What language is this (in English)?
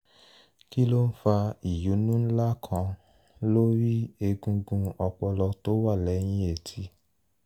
Yoruba